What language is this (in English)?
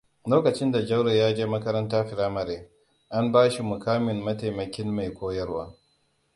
Hausa